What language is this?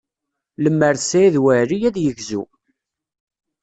Kabyle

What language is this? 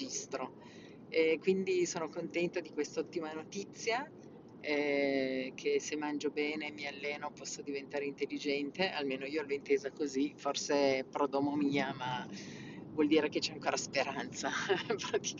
Italian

